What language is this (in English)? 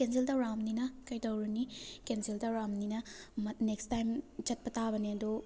Manipuri